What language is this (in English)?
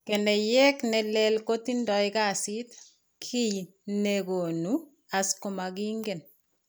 Kalenjin